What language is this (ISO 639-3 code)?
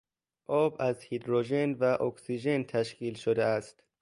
fas